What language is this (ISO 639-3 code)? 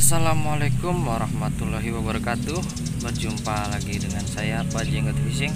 ind